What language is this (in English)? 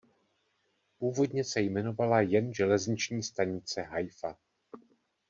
Czech